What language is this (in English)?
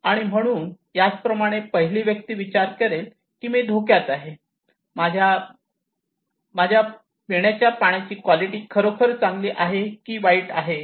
Marathi